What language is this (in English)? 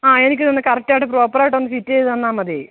Malayalam